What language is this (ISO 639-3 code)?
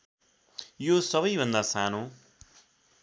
nep